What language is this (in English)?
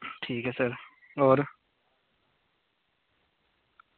Dogri